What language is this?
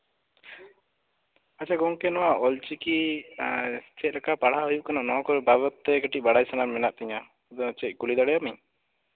Santali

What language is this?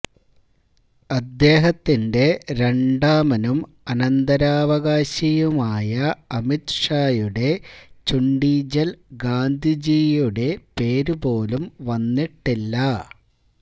Malayalam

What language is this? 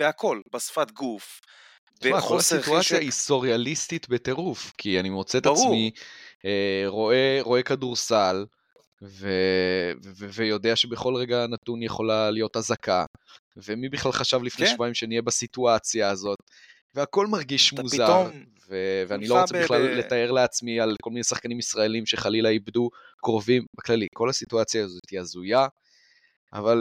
Hebrew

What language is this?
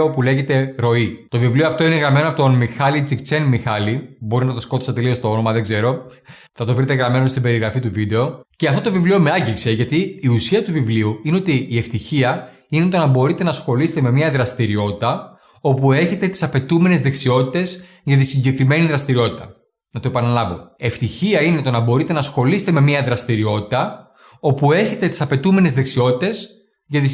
Greek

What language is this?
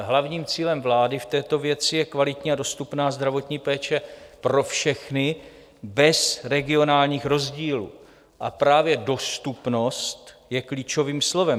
Czech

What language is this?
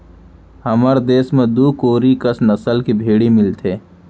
Chhattisgarhi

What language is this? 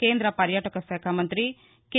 Telugu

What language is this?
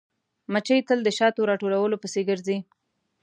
Pashto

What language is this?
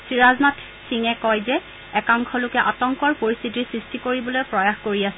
Assamese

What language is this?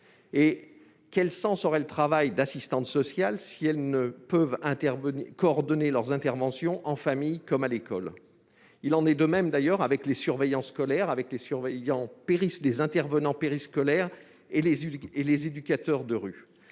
French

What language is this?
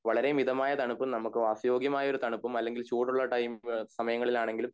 Malayalam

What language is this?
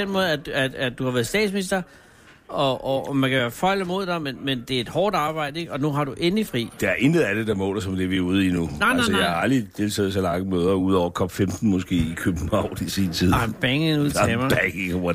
Danish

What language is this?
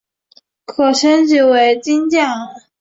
Chinese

